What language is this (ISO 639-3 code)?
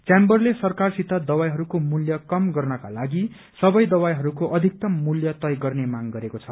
nep